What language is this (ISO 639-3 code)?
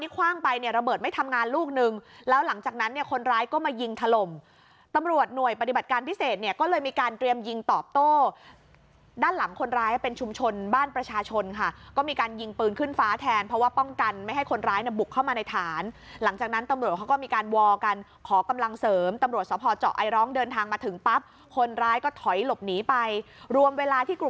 tha